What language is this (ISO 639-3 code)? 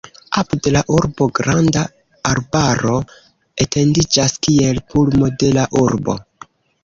epo